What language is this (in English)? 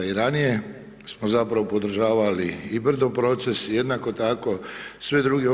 Croatian